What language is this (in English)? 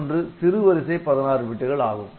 Tamil